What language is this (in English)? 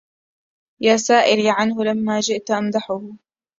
Arabic